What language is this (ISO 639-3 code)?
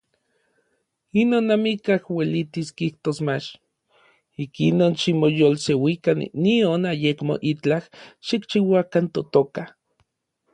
nlv